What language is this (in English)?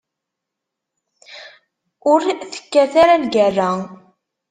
Kabyle